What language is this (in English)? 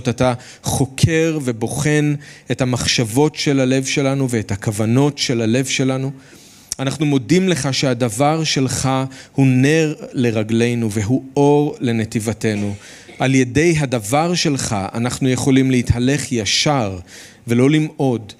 Hebrew